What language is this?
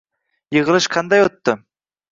Uzbek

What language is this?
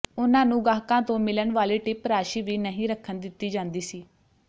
Punjabi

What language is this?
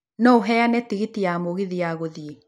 Kikuyu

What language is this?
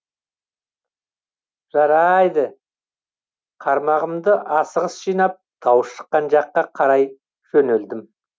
Kazakh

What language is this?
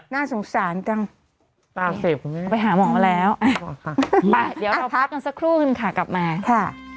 Thai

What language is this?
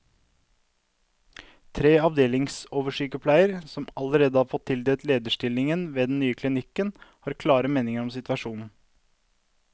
Norwegian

